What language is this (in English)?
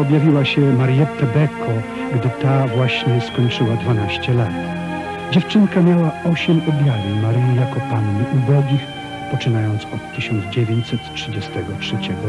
Polish